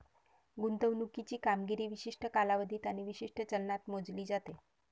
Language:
Marathi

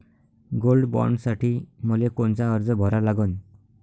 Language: Marathi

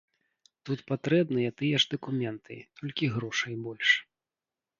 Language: Belarusian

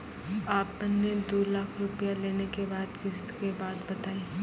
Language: Maithili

